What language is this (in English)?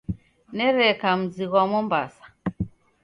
Taita